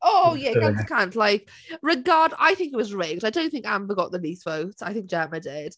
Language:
Welsh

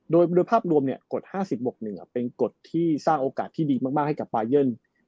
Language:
Thai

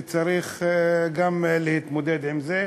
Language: Hebrew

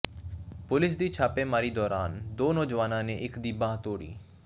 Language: Punjabi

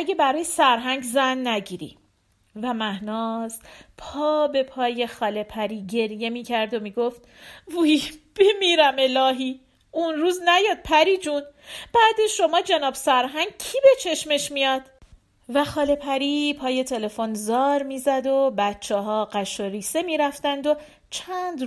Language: Persian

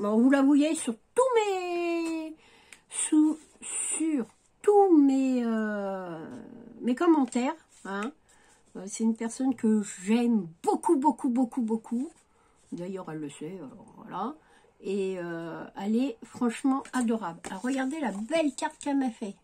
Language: French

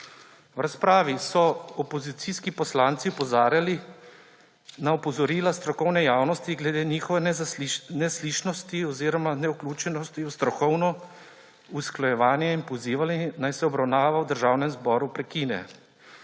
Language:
Slovenian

